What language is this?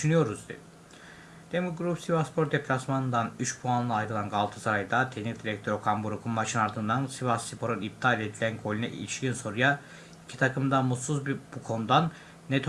Turkish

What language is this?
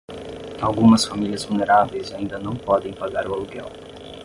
Portuguese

